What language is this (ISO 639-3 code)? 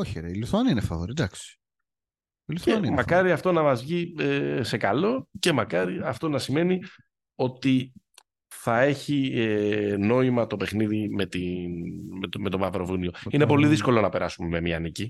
ell